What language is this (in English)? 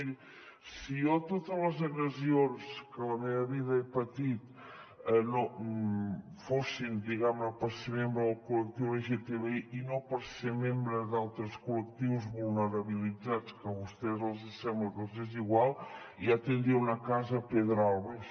Catalan